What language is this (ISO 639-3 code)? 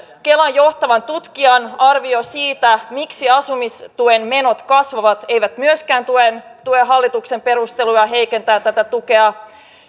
fin